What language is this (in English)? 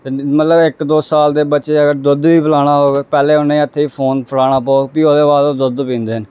Dogri